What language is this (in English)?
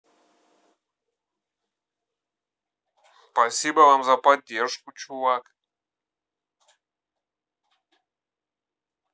Russian